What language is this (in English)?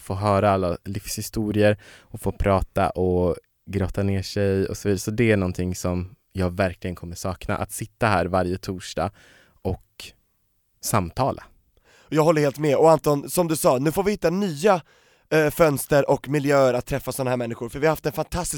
Swedish